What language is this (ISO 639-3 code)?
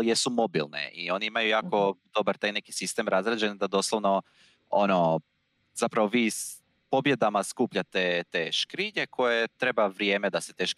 hrv